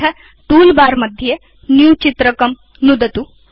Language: Sanskrit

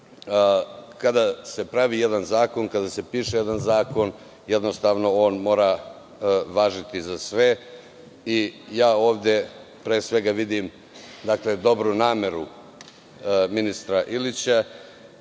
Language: Serbian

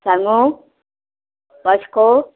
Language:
Konkani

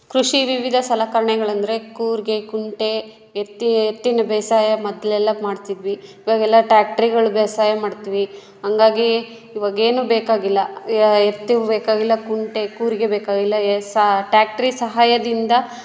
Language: Kannada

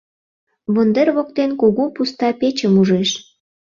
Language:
Mari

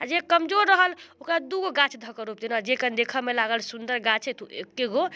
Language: Maithili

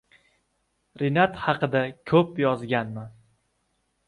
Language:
Uzbek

